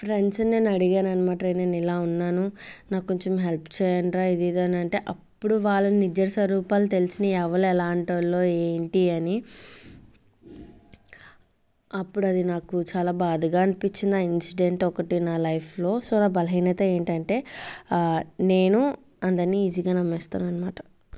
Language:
Telugu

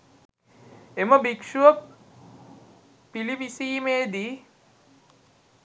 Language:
Sinhala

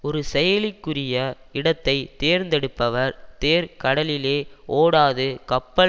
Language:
Tamil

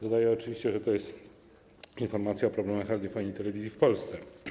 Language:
Polish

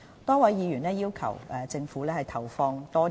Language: Cantonese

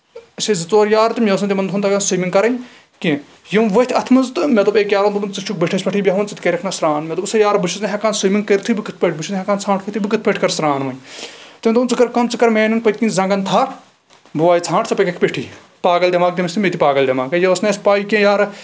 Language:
Kashmiri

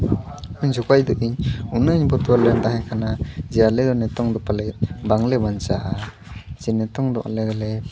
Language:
Santali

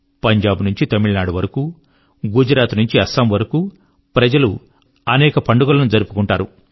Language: Telugu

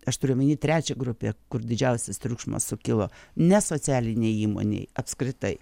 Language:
Lithuanian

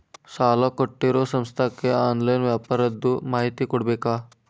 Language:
Kannada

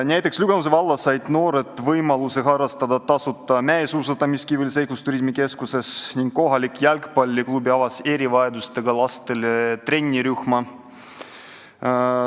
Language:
Estonian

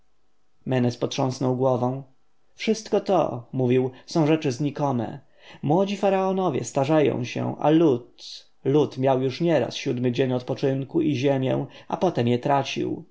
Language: Polish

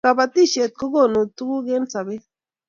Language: Kalenjin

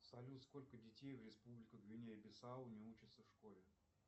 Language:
Russian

